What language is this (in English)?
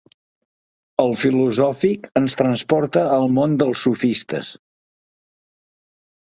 Catalan